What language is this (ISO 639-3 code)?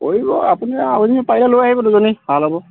asm